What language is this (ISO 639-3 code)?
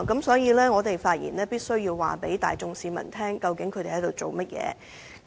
yue